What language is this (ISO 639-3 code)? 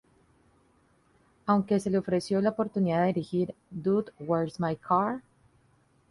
spa